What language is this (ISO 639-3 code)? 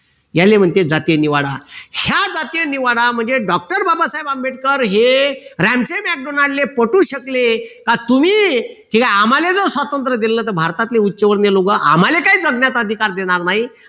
mar